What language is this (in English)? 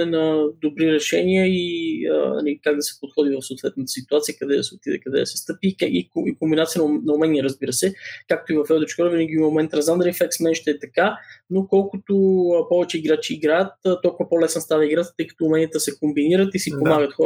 Bulgarian